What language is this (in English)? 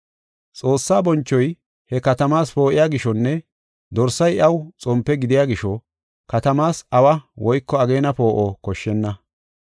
Gofa